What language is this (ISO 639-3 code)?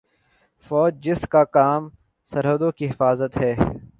urd